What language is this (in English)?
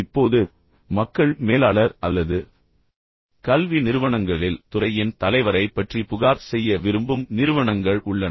Tamil